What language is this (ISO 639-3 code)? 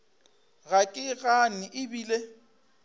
nso